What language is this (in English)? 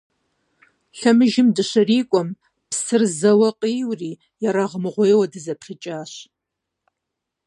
Kabardian